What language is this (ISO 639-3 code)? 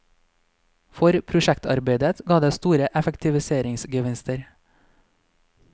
nor